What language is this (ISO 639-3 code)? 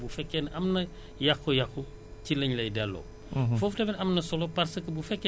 wol